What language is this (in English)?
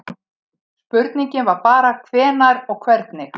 Icelandic